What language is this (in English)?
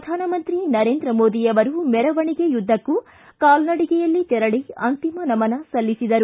Kannada